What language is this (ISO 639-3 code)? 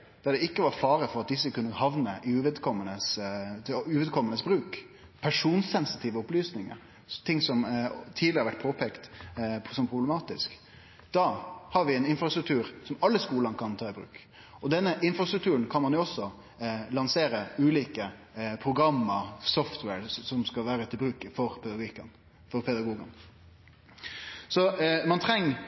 nno